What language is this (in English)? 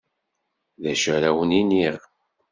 Kabyle